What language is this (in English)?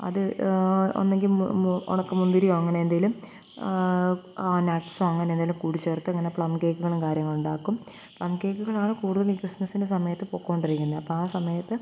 Malayalam